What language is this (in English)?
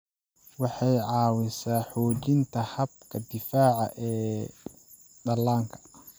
Somali